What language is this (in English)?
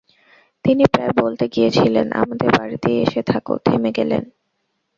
Bangla